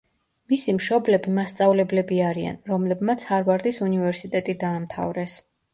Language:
Georgian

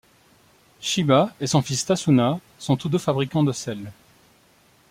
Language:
French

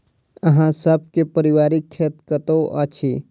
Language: Maithili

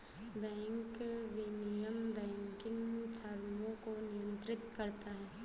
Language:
Hindi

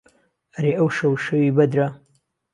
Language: Central Kurdish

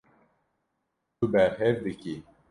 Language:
Kurdish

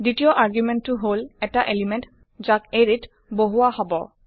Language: Assamese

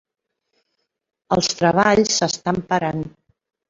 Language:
Catalan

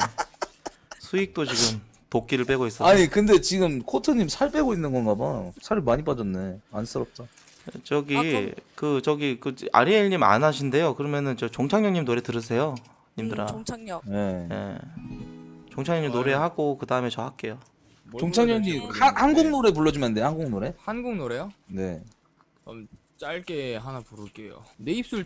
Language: Korean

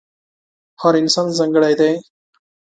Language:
Pashto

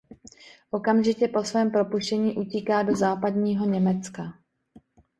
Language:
Czech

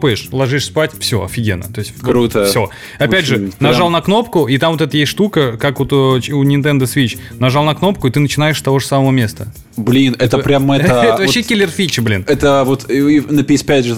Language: Russian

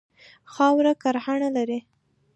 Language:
Pashto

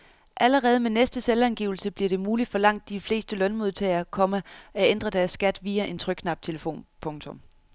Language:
Danish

